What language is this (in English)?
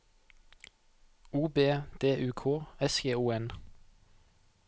Norwegian